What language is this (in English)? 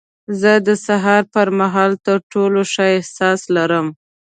Pashto